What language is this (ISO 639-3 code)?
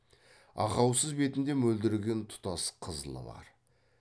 kaz